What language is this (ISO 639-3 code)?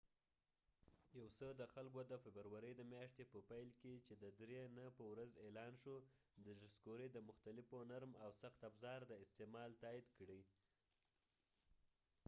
pus